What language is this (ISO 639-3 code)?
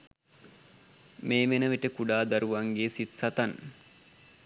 sin